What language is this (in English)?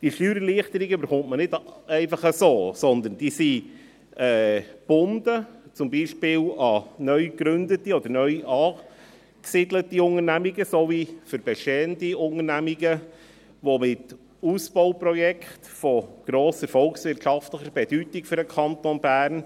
Swiss German